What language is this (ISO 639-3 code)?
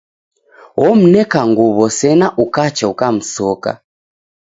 dav